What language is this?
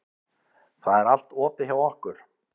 Icelandic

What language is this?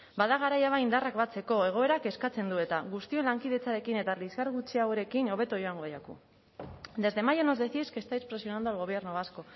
Basque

